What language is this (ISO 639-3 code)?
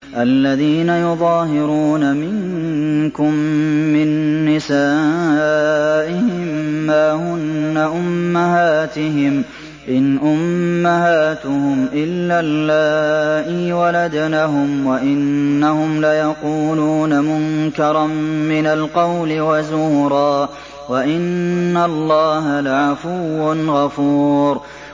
ara